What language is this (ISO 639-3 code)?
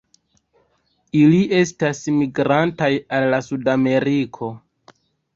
epo